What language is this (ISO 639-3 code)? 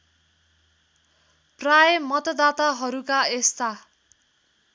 nep